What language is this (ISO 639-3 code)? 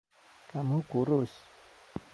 ind